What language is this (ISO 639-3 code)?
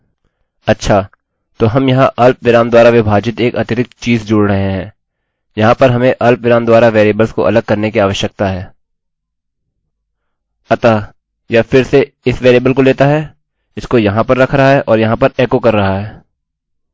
hin